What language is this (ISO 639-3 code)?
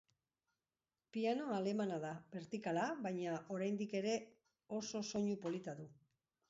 eus